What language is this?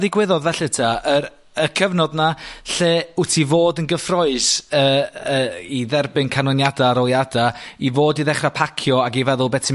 Welsh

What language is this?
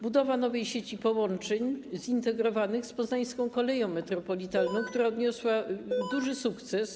Polish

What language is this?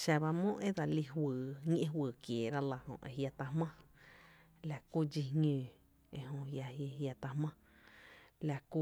Tepinapa Chinantec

